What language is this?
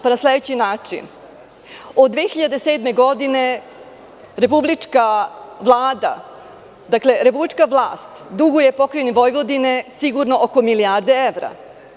Serbian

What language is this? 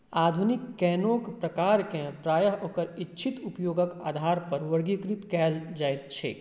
Maithili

